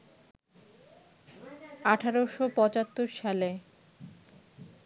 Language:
Bangla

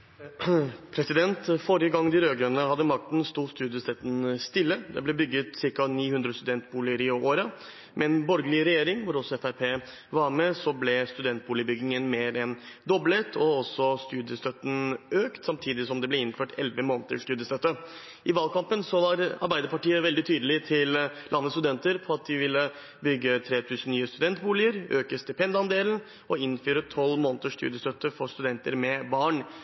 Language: Norwegian Bokmål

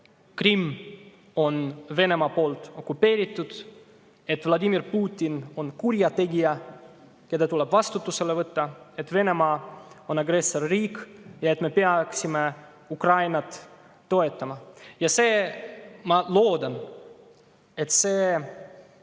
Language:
Estonian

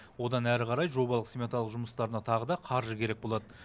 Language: Kazakh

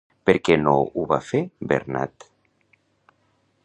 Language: Catalan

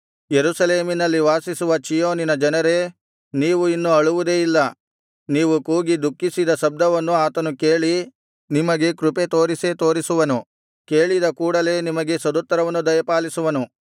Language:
Kannada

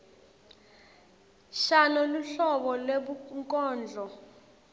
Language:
Swati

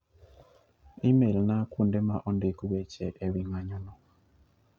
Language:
Luo (Kenya and Tanzania)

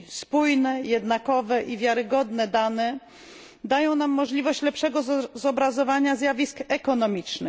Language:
Polish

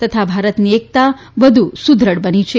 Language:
Gujarati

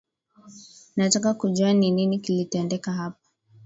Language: Swahili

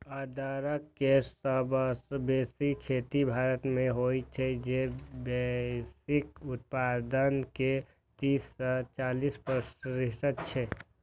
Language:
Maithili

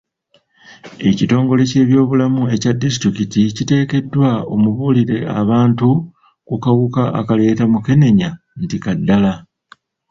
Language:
Ganda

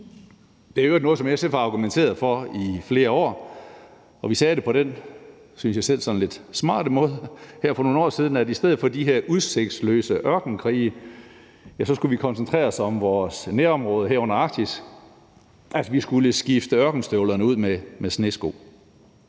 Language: Danish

